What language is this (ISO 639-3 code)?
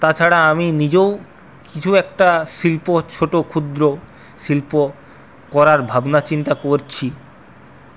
ben